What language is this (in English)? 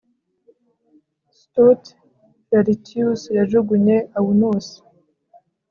Kinyarwanda